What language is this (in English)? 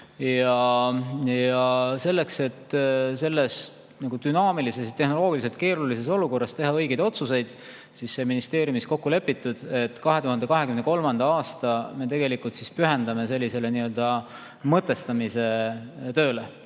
Estonian